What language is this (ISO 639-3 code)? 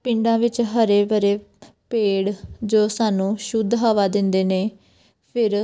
pan